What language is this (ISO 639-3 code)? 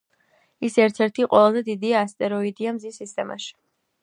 kat